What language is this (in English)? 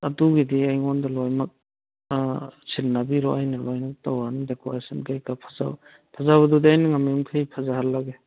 Manipuri